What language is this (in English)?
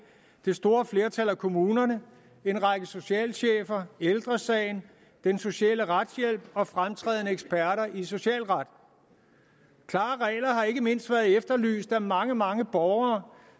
Danish